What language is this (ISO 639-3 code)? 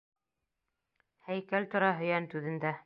bak